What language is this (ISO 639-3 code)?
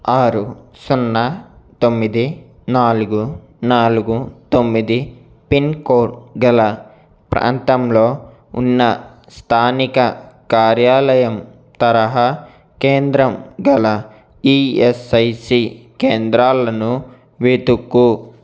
tel